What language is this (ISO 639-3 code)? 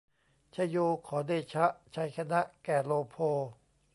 tha